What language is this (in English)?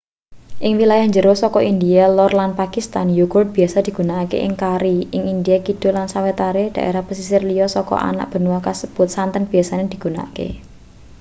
Javanese